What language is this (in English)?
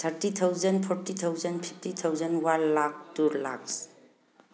Manipuri